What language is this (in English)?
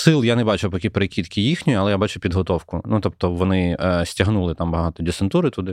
Ukrainian